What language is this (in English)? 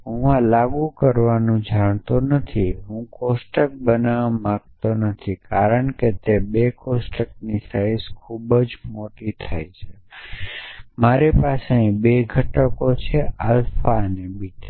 Gujarati